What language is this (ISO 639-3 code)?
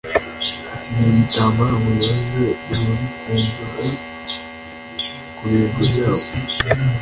kin